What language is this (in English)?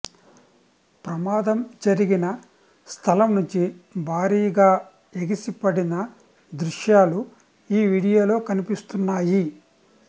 Telugu